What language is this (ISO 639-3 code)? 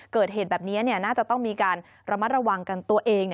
tha